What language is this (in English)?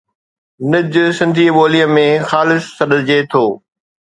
Sindhi